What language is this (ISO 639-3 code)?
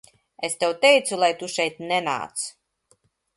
lav